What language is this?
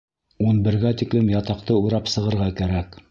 Bashkir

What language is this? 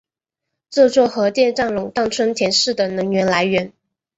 Chinese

